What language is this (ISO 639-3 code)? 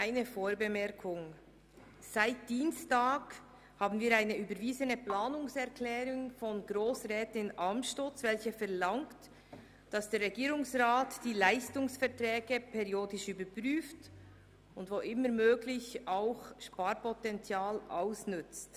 gsw